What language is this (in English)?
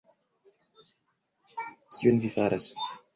Esperanto